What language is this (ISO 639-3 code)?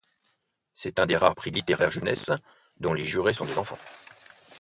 fra